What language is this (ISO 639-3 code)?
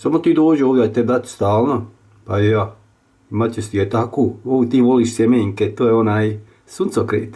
rus